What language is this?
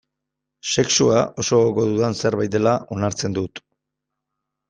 Basque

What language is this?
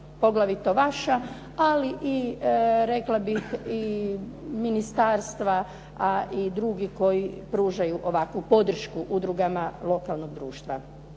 Croatian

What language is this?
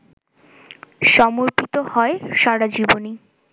Bangla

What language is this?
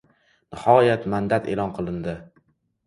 Uzbek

